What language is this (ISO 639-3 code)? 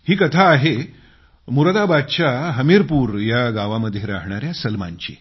mar